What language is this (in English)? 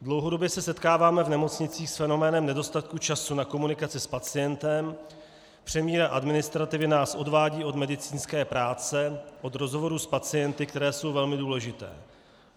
Czech